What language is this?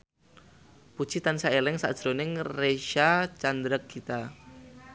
Javanese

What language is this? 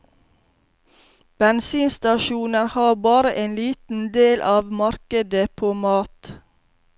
Norwegian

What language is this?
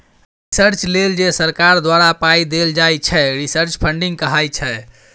Maithili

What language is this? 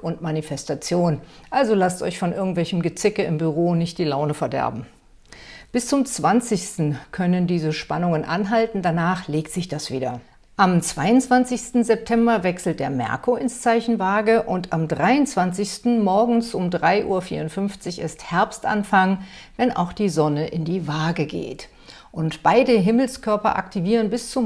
German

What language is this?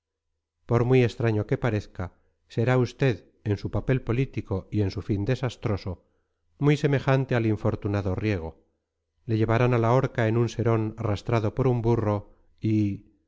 Spanish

